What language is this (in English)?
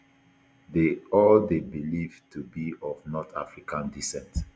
Nigerian Pidgin